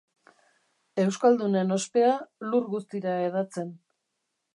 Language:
Basque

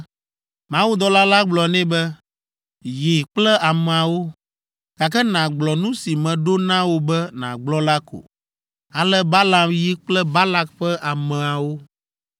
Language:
Ewe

